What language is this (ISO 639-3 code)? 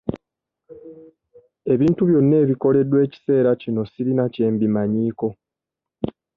lug